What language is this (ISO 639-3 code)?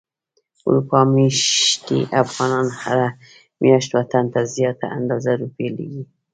pus